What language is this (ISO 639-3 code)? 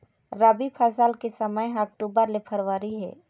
hne